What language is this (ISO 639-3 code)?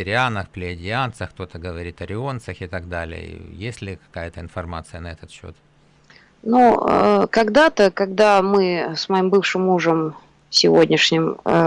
rus